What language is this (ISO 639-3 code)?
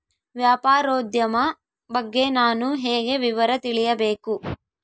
kan